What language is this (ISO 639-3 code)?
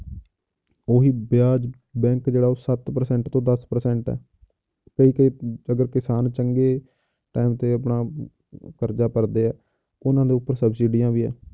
pan